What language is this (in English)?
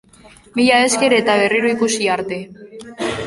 Basque